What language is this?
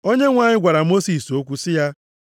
Igbo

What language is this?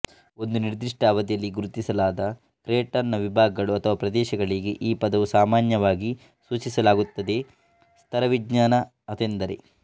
Kannada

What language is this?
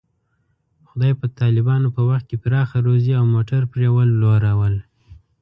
Pashto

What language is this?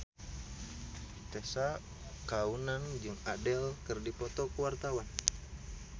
Sundanese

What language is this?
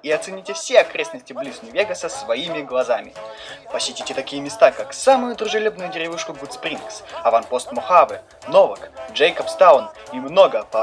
Russian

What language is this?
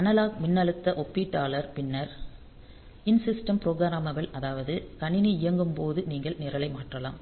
Tamil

